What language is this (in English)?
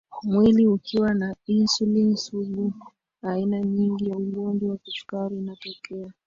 Swahili